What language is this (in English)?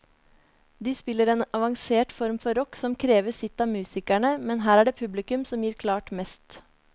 Norwegian